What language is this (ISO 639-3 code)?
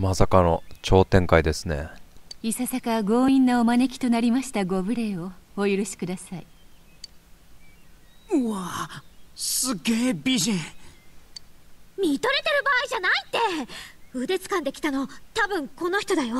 jpn